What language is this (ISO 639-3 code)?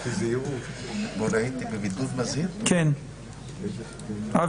heb